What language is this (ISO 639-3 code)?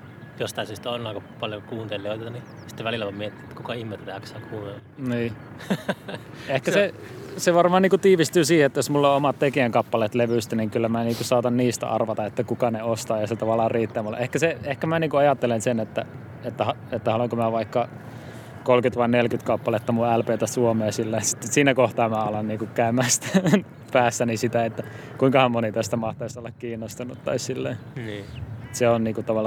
fin